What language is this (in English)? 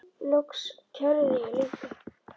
Icelandic